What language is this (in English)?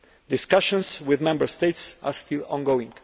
English